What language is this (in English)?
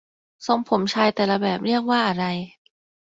Thai